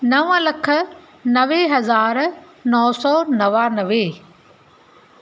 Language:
Sindhi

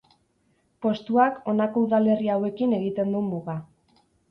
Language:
Basque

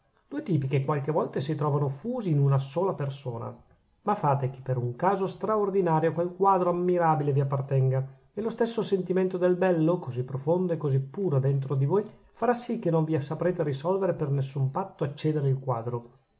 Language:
Italian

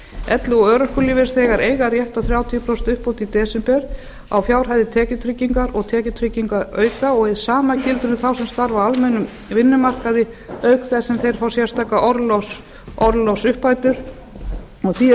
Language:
Icelandic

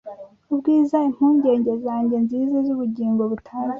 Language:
Kinyarwanda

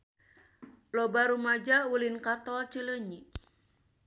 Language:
Sundanese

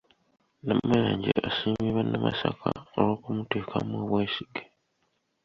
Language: Ganda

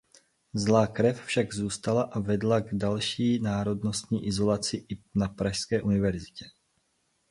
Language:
Czech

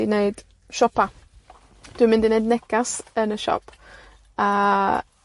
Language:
Welsh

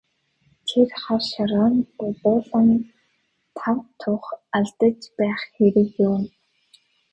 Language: Mongolian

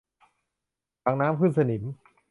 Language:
Thai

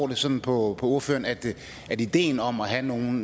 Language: Danish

